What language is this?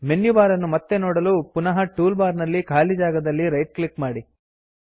Kannada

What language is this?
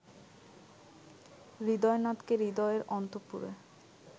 Bangla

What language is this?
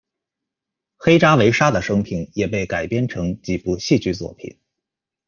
Chinese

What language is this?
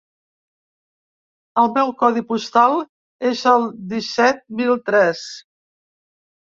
Catalan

